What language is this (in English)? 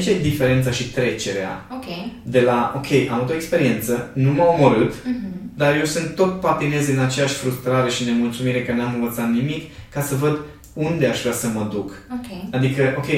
Romanian